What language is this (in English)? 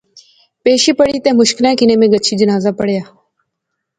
Pahari-Potwari